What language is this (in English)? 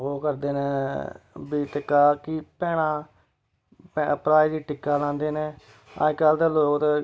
Dogri